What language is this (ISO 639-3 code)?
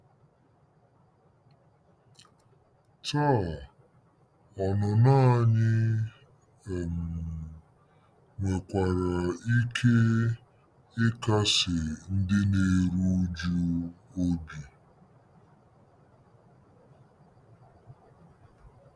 ibo